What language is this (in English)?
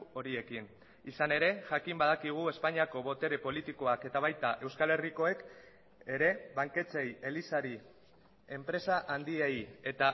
Basque